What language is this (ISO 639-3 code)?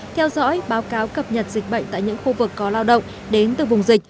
vie